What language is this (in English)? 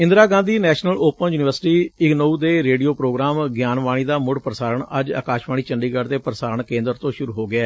Punjabi